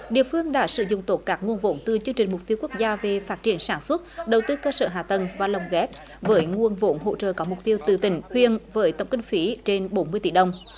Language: Vietnamese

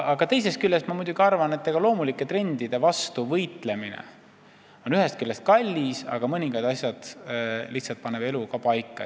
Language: Estonian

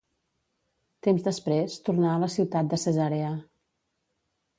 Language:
Catalan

